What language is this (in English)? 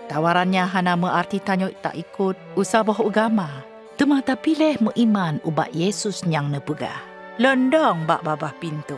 Malay